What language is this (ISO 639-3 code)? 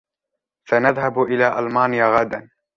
ara